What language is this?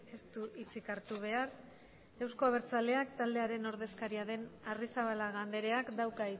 Basque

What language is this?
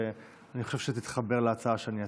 Hebrew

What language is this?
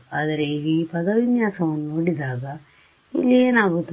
Kannada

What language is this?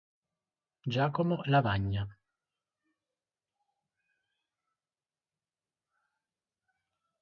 Italian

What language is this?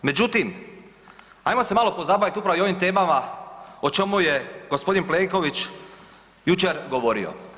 Croatian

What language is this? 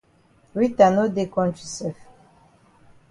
Cameroon Pidgin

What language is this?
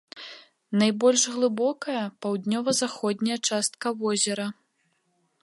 Belarusian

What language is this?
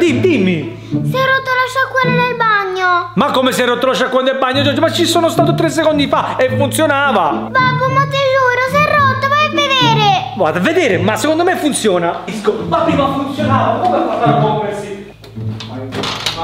Italian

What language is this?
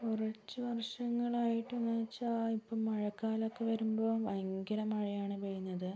Malayalam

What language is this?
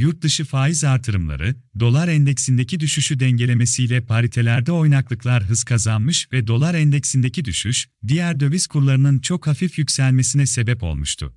Turkish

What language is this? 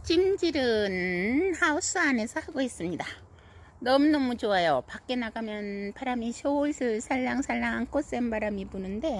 Korean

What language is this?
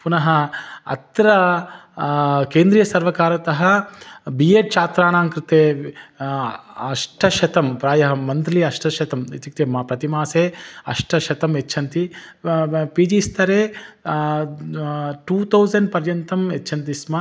Sanskrit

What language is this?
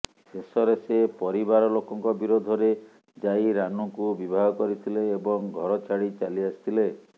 Odia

